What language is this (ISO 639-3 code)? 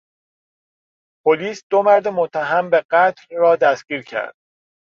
fas